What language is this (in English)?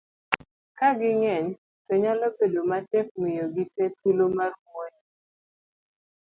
Luo (Kenya and Tanzania)